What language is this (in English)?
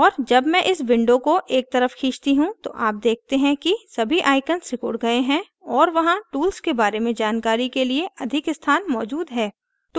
Hindi